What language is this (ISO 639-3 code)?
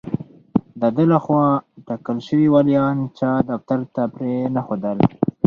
pus